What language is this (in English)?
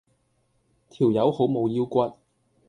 Cantonese